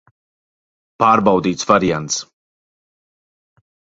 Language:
Latvian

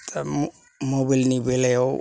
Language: Bodo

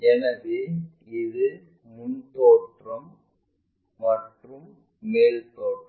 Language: Tamil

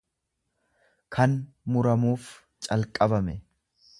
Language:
Oromo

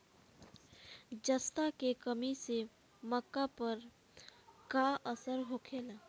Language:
Bhojpuri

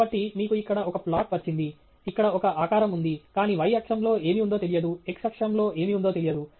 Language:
Telugu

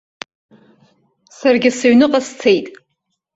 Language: Abkhazian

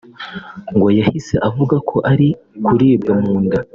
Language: Kinyarwanda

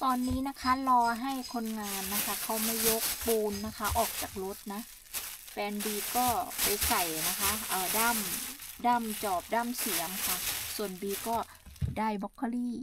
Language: Thai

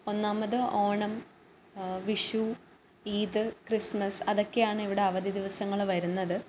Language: Malayalam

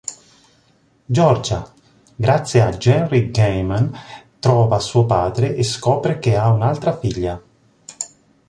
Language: Italian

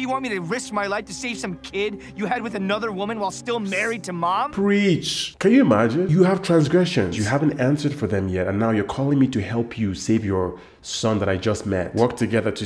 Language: English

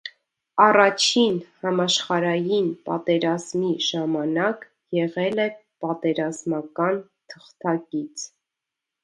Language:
Armenian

